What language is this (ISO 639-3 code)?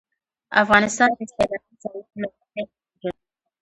pus